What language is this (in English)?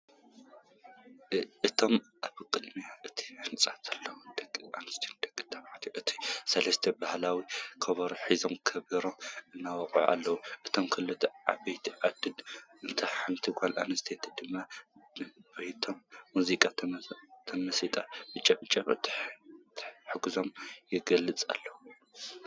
Tigrinya